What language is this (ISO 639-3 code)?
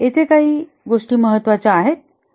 mar